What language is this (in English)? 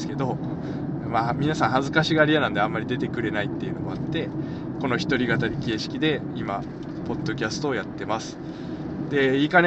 Japanese